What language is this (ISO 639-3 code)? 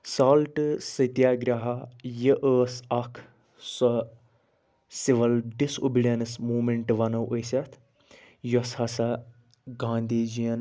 kas